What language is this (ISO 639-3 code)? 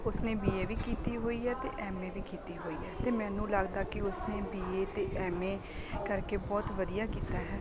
pan